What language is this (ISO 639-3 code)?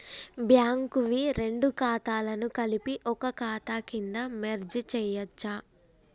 tel